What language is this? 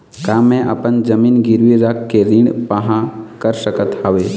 Chhattisgarhi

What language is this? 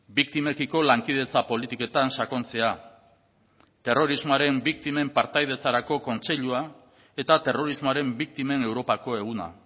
Basque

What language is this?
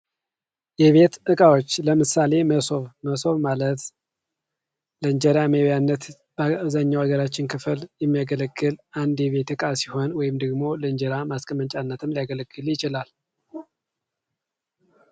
Amharic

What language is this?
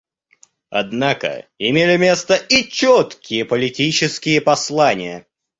Russian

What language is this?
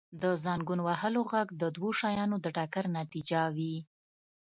Pashto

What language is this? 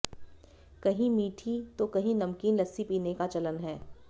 Hindi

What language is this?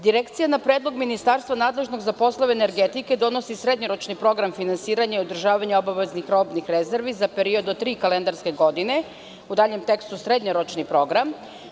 Serbian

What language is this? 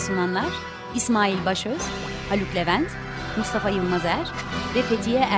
Turkish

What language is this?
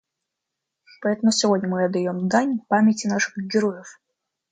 Russian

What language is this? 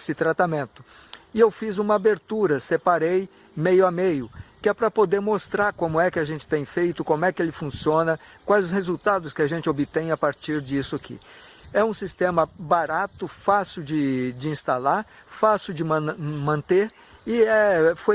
Portuguese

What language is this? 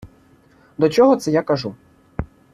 Ukrainian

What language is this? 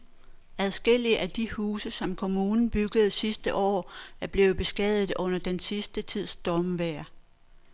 Danish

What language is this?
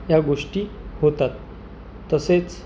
Marathi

